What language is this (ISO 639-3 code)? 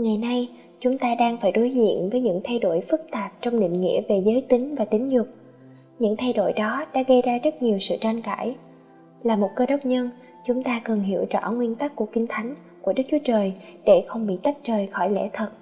vie